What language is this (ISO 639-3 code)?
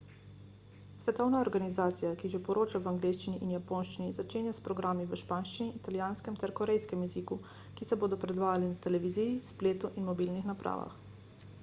slv